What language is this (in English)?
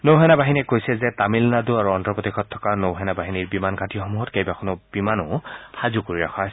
Assamese